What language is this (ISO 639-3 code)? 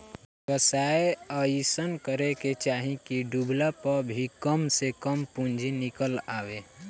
bho